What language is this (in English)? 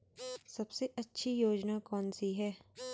Hindi